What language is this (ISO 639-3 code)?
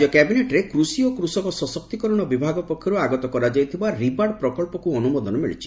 ori